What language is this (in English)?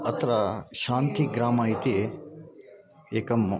Sanskrit